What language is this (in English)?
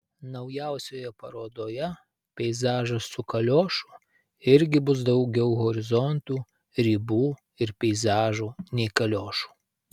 Lithuanian